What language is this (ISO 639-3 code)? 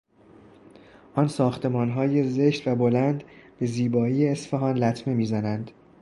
fas